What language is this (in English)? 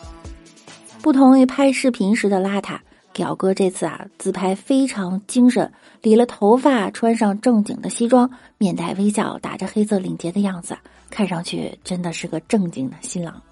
Chinese